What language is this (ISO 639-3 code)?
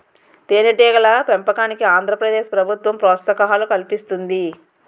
tel